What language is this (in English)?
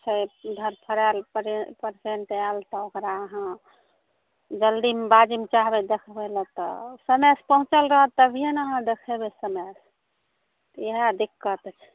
Maithili